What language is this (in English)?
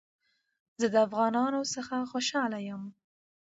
Pashto